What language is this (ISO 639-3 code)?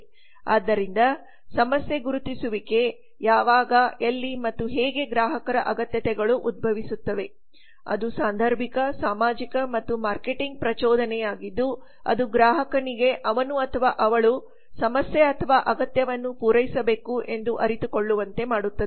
kan